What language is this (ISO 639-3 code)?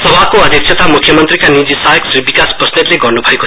nep